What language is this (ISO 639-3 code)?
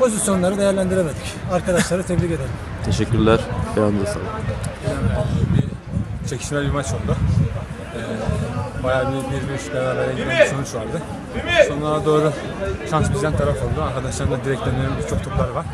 tur